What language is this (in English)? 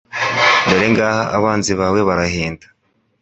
Kinyarwanda